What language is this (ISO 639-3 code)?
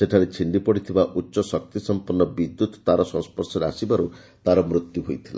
ori